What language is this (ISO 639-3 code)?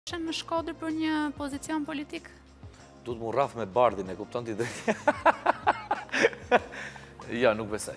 ron